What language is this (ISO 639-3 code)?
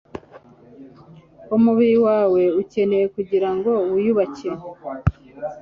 kin